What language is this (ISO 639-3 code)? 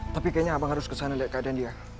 ind